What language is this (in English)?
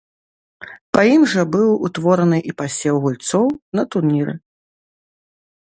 Belarusian